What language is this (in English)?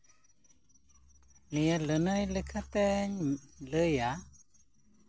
Santali